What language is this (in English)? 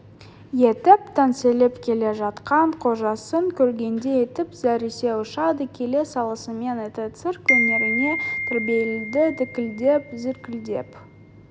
Kazakh